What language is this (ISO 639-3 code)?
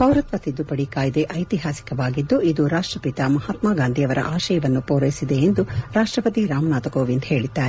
kan